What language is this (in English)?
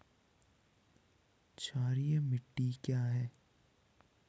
Hindi